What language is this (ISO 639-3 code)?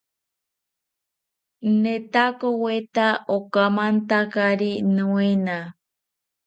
cpy